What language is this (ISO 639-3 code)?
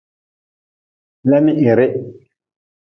nmz